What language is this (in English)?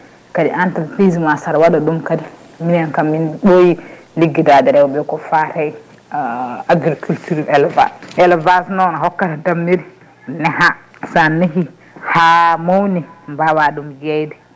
Fula